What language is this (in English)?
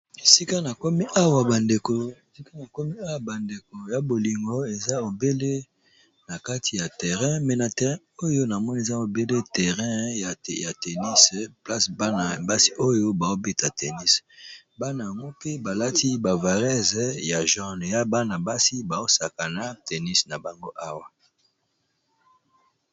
Lingala